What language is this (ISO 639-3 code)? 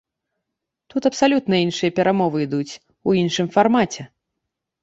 bel